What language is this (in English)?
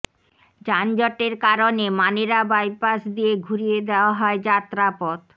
Bangla